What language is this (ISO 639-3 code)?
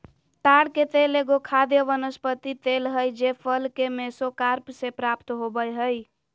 mag